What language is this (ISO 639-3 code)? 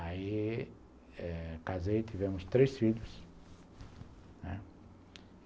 por